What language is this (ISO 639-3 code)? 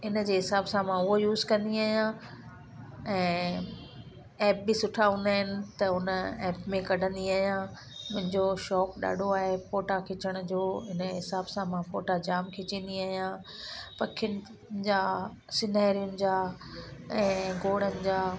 snd